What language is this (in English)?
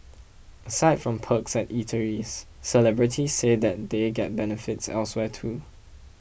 English